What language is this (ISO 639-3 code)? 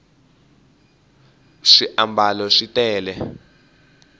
tso